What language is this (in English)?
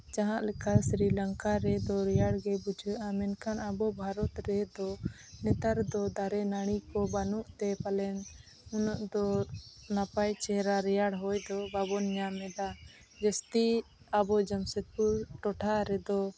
Santali